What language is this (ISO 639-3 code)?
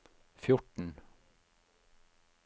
nor